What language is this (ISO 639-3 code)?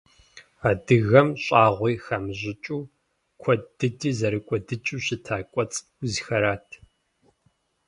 kbd